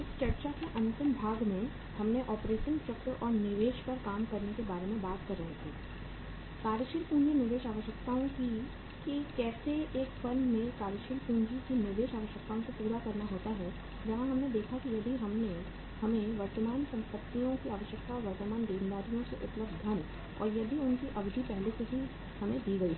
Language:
Hindi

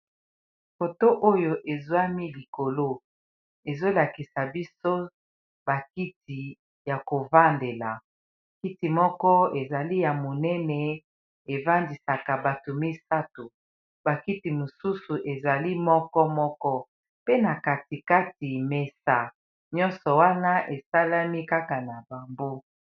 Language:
Lingala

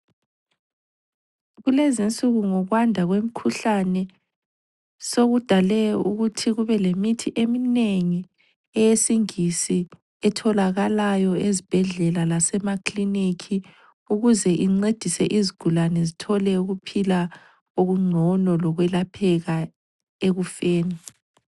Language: North Ndebele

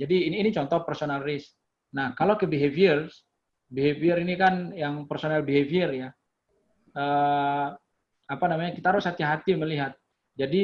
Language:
Indonesian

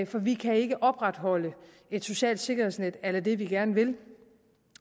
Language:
Danish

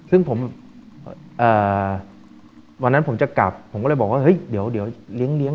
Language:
Thai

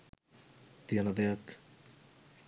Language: Sinhala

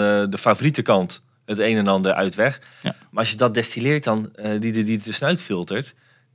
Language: Dutch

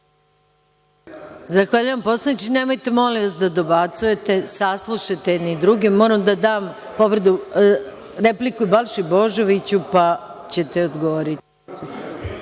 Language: Serbian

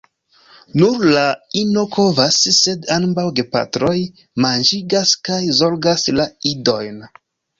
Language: Esperanto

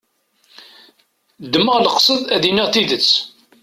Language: Kabyle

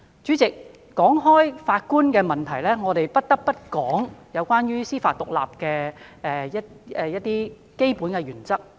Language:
Cantonese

